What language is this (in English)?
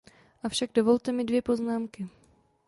Czech